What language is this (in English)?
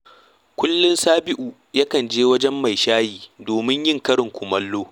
Hausa